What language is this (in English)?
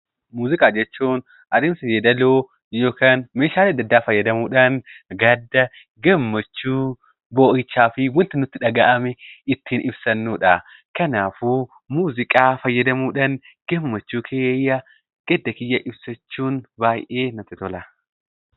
Oromo